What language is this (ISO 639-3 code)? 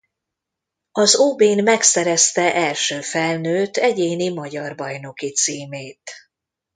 hun